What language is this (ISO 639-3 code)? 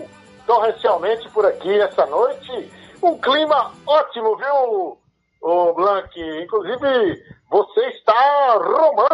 por